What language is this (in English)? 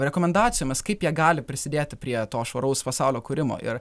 Lithuanian